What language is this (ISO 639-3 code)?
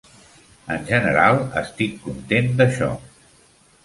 cat